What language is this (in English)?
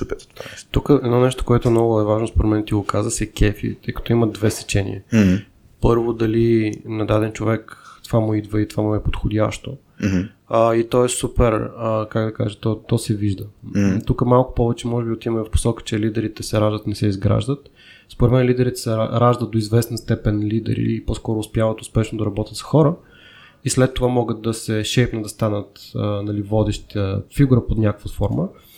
Bulgarian